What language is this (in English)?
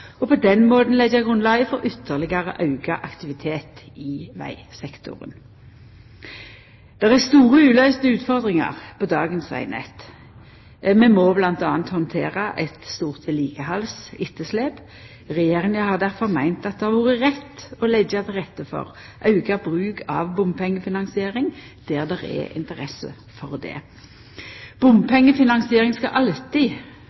Norwegian Nynorsk